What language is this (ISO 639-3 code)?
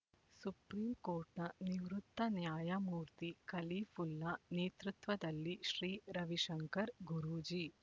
kan